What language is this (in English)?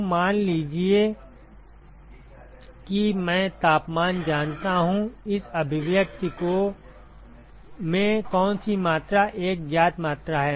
Hindi